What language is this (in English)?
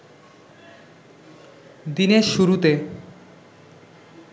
Bangla